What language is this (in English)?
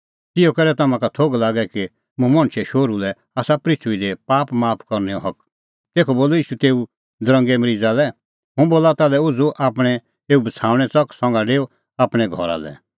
Kullu Pahari